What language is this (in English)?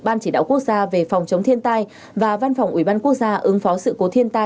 Vietnamese